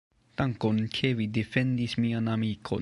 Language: Esperanto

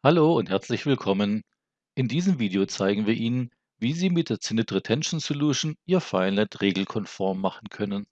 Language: German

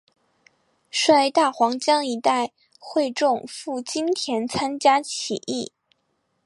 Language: Chinese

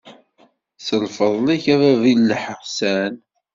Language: Kabyle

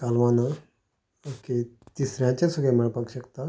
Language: Konkani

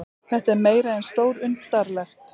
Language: Icelandic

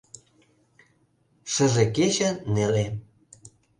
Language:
Mari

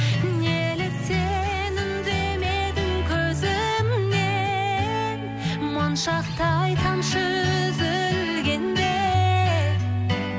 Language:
Kazakh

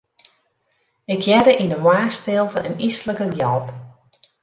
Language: Western Frisian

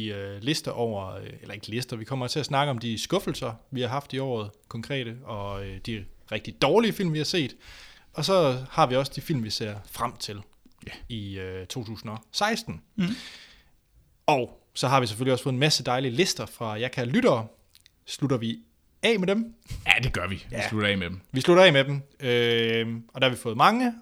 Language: Danish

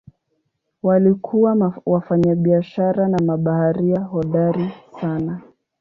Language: Swahili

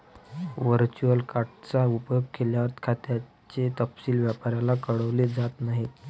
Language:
Marathi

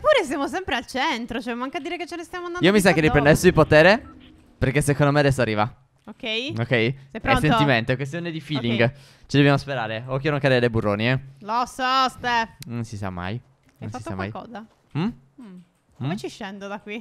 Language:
Italian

